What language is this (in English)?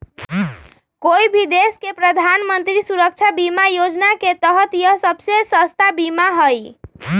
Magahi